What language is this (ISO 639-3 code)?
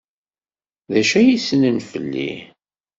kab